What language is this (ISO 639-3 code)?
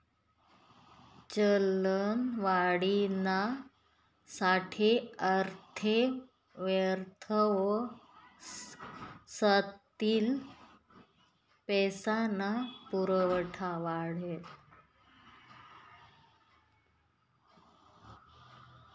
mar